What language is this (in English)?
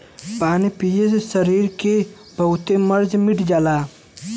Bhojpuri